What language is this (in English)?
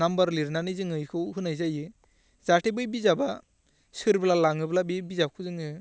Bodo